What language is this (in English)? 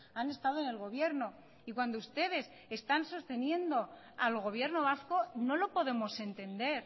Spanish